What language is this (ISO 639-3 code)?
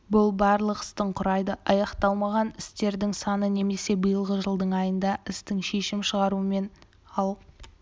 kaz